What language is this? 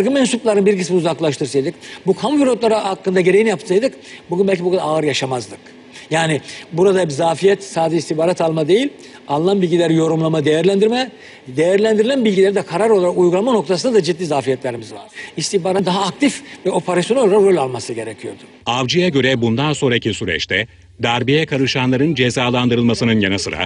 Turkish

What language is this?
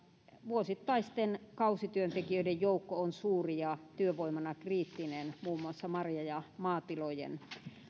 Finnish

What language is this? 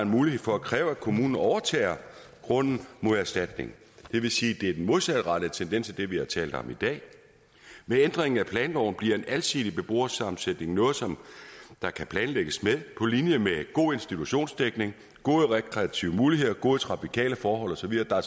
Danish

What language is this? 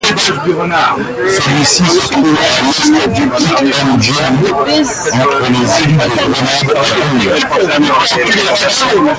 French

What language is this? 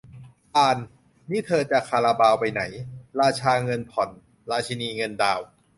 Thai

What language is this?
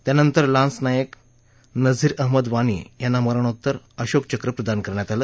Marathi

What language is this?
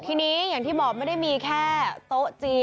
Thai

